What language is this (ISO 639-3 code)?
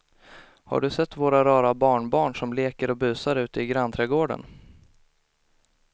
swe